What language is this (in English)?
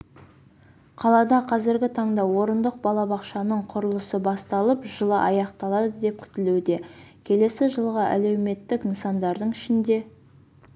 Kazakh